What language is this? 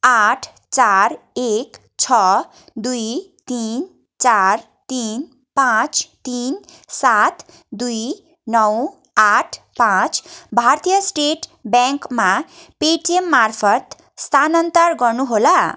Nepali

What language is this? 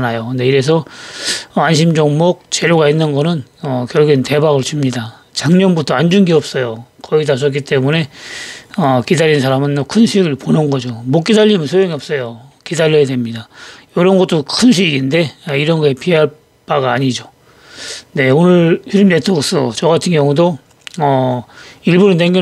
Korean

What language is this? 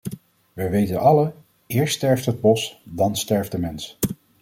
Dutch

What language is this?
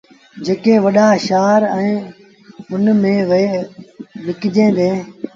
Sindhi Bhil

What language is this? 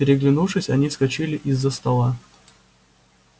Russian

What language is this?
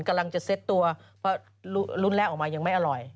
Thai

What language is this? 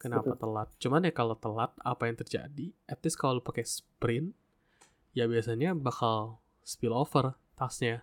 Indonesian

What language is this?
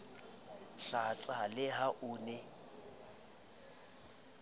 Southern Sotho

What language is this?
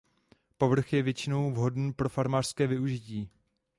Czech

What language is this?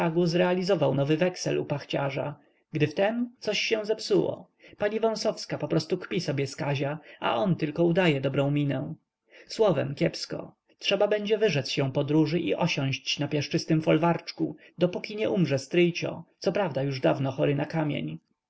Polish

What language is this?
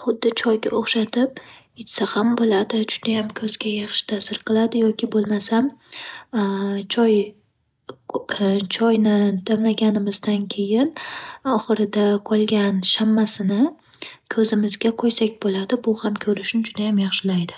Uzbek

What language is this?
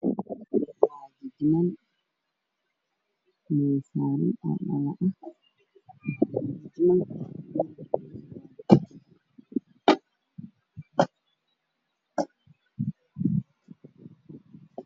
Somali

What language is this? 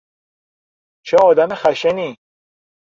Persian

